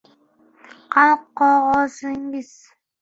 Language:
Uzbek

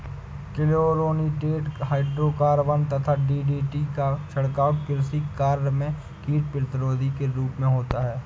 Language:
Hindi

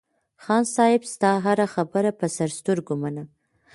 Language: Pashto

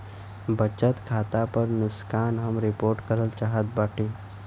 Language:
Bhojpuri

